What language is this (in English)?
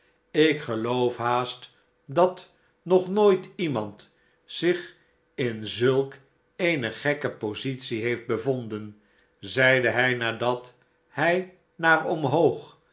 Dutch